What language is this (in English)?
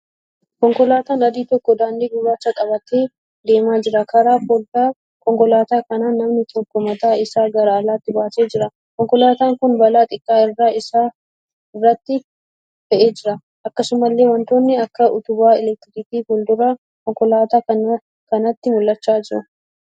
Oromo